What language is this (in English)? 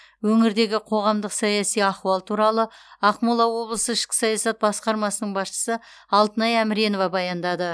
Kazakh